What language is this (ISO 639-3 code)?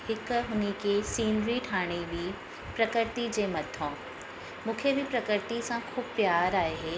snd